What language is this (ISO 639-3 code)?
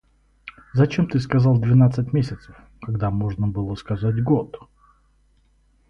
rus